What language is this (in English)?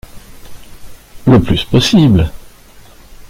French